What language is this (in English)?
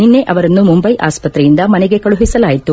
Kannada